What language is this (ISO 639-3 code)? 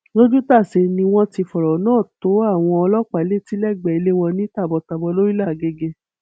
yor